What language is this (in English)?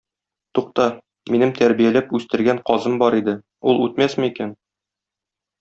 Tatar